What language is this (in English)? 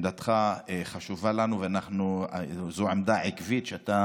Hebrew